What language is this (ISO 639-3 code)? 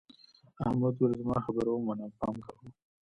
pus